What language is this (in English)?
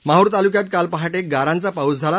Marathi